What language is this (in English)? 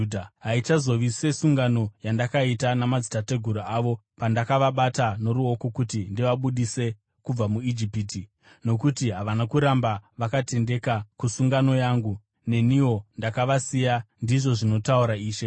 Shona